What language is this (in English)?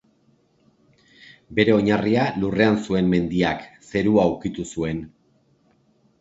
Basque